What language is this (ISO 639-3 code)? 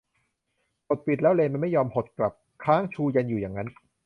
tha